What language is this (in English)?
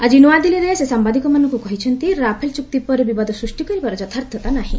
Odia